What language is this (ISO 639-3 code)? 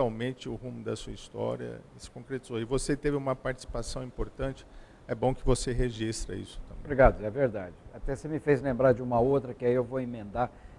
por